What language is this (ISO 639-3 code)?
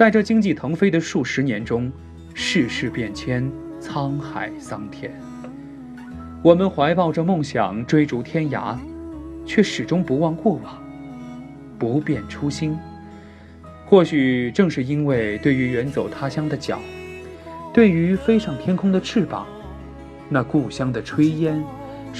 zho